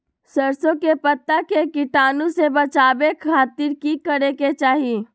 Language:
Magahi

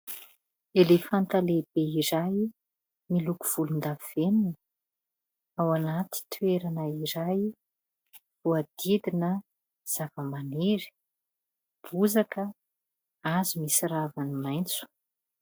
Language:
Malagasy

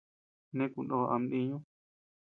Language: Tepeuxila Cuicatec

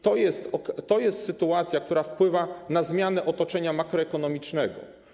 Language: Polish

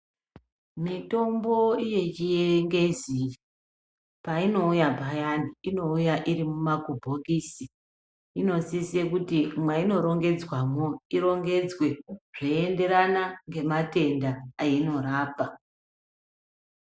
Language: Ndau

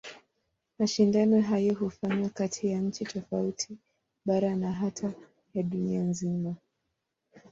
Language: Swahili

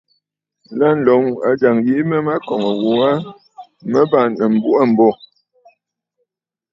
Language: Bafut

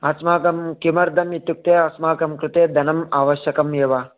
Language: Sanskrit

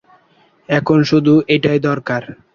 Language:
Bangla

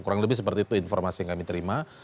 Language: Indonesian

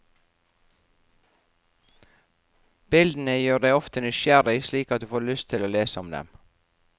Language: Norwegian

